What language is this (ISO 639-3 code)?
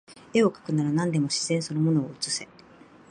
jpn